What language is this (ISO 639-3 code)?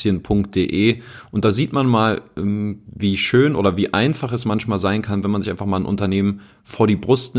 deu